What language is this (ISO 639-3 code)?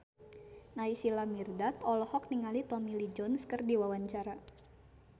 sun